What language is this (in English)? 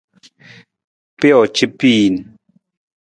Nawdm